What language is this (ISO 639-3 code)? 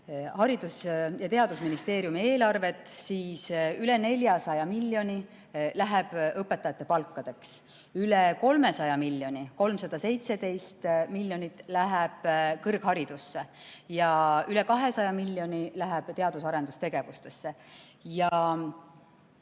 est